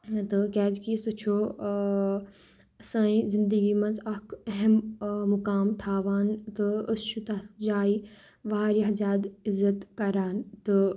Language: Kashmiri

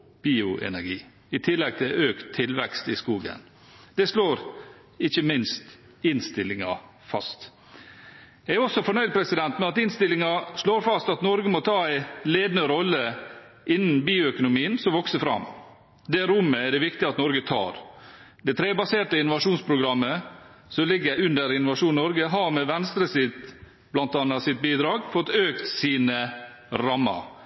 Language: Norwegian Bokmål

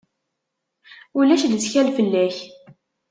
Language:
Kabyle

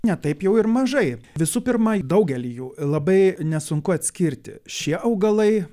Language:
Lithuanian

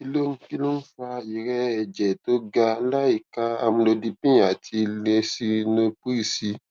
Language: Yoruba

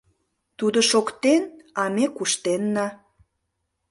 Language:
Mari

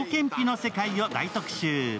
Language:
Japanese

